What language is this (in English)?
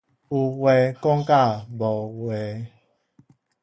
Min Nan Chinese